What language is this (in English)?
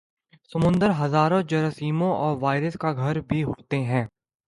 Urdu